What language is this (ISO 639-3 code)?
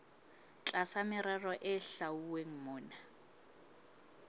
sot